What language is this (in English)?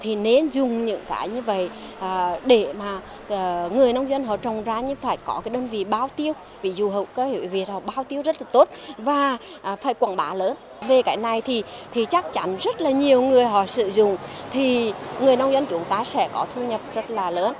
Vietnamese